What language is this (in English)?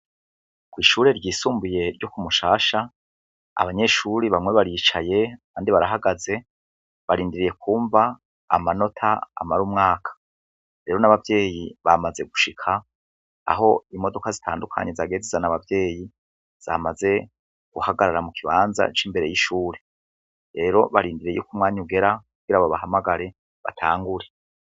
Rundi